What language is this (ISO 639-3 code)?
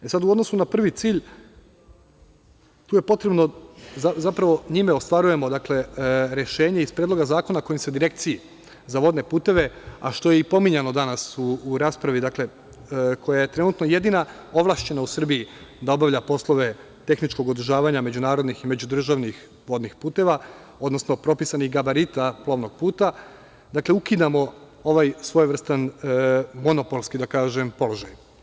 srp